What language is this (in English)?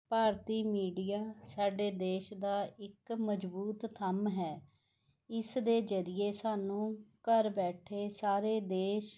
Punjabi